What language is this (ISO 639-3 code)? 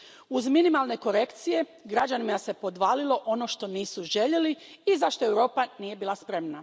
hrv